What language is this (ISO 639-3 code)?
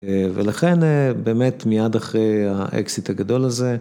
heb